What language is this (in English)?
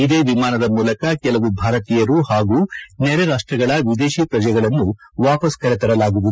Kannada